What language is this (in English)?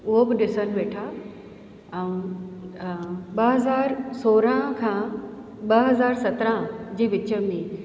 Sindhi